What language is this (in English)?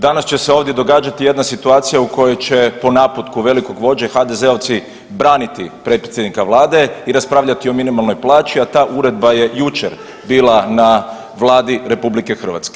Croatian